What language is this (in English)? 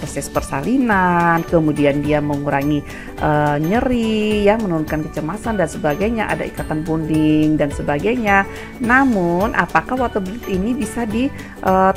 Indonesian